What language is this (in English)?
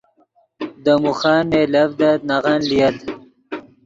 Yidgha